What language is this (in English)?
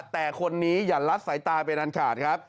Thai